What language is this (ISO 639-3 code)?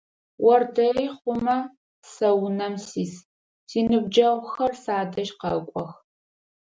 ady